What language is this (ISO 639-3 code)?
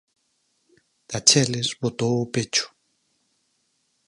glg